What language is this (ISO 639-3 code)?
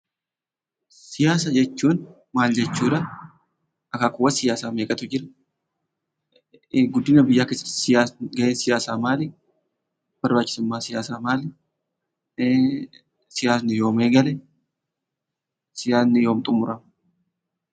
orm